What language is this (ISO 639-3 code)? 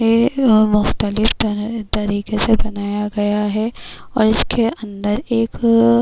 urd